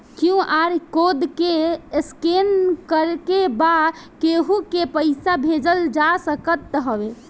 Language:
Bhojpuri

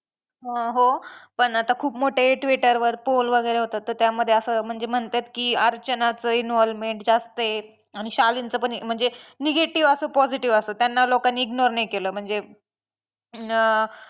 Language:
Marathi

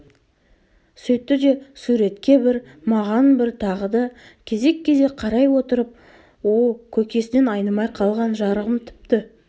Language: Kazakh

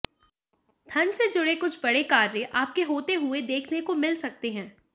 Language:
Hindi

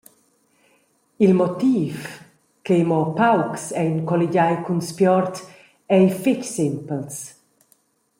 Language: Romansh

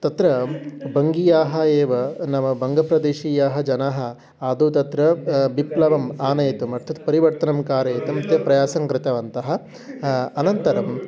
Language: Sanskrit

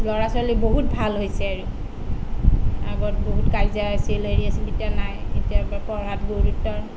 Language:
Assamese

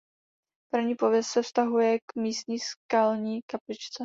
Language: Czech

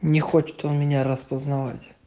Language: Russian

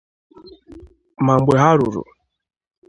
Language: Igbo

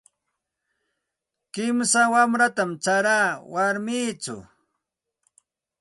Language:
Santa Ana de Tusi Pasco Quechua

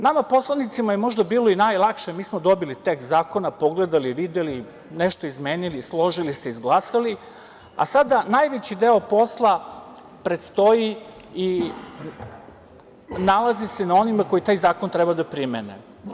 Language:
Serbian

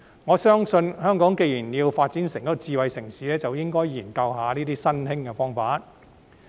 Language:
Cantonese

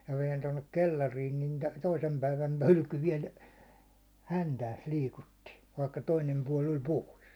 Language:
Finnish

